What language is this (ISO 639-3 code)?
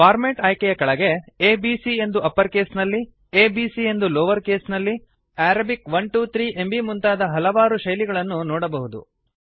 kan